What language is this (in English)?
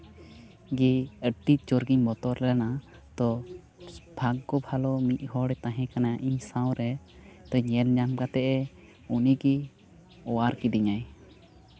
Santali